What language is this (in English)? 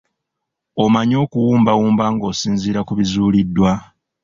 Ganda